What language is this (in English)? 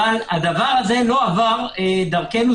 Hebrew